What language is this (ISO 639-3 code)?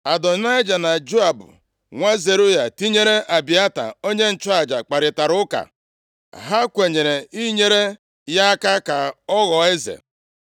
ibo